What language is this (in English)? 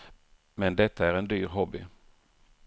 Swedish